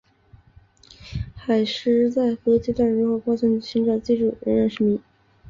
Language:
Chinese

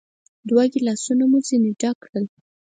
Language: Pashto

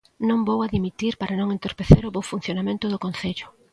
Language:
Galician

